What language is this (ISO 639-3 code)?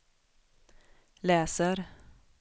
swe